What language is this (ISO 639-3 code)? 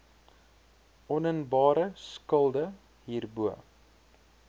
afr